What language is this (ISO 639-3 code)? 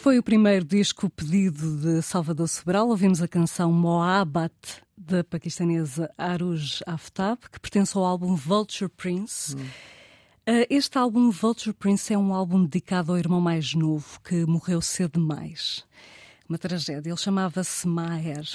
por